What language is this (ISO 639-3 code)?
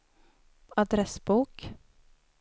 swe